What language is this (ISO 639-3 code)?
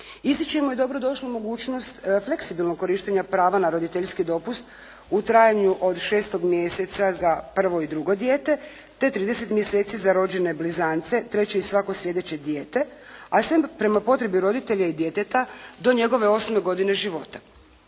hrv